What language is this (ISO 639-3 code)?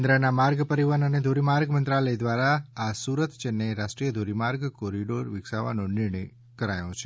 guj